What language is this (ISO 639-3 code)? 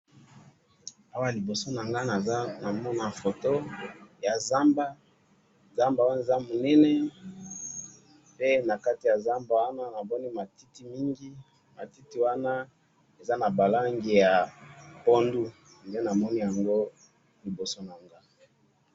lin